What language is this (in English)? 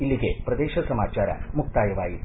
Kannada